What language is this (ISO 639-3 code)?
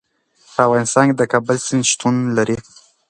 pus